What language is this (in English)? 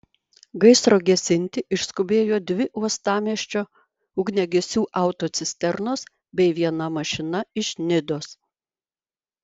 Lithuanian